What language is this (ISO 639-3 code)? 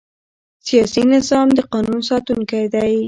pus